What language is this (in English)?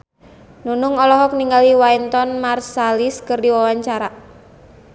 Sundanese